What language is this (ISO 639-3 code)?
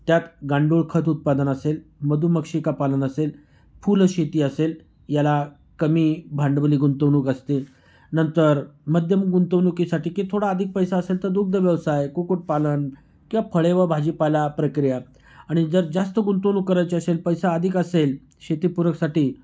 mar